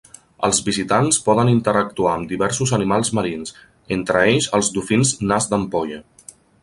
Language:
Catalan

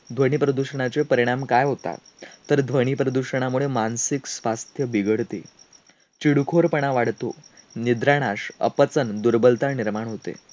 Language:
Marathi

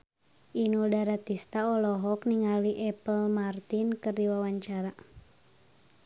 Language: Sundanese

